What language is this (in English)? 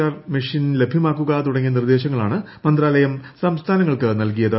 Malayalam